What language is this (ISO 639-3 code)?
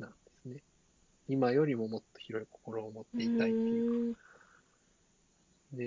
jpn